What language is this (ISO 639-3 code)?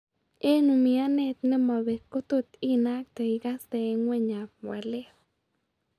kln